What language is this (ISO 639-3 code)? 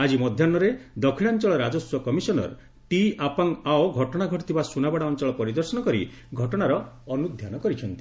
ori